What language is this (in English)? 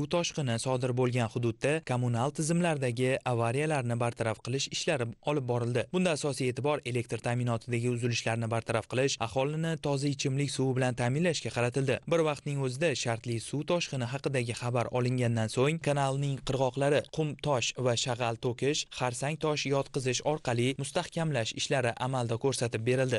Persian